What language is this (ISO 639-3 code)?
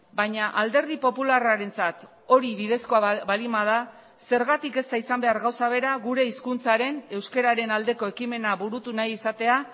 eus